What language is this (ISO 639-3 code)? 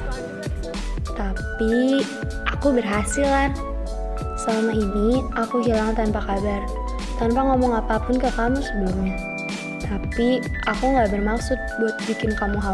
ind